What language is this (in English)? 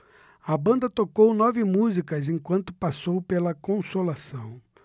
Portuguese